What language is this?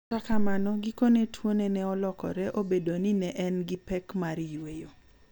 Luo (Kenya and Tanzania)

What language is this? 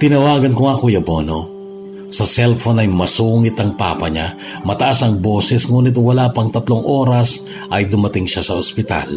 Filipino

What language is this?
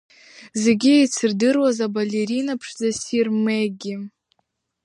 Abkhazian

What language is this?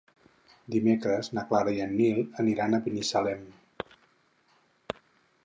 Catalan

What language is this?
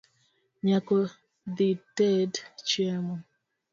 Luo (Kenya and Tanzania)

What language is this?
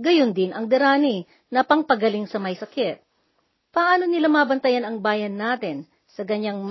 Filipino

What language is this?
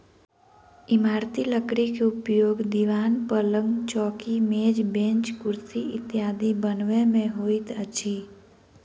Maithili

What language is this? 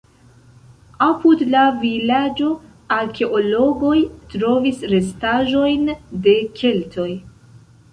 Esperanto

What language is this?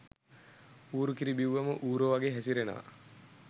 Sinhala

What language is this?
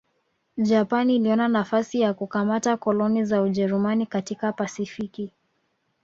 Swahili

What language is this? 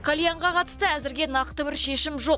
Kazakh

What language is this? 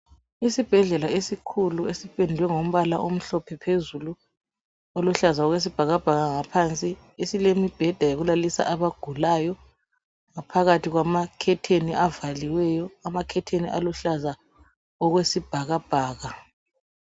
North Ndebele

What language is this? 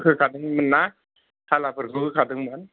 Bodo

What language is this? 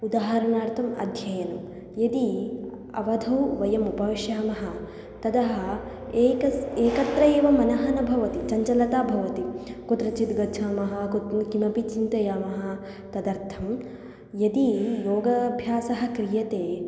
Sanskrit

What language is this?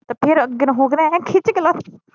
Punjabi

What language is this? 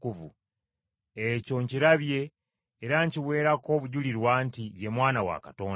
Ganda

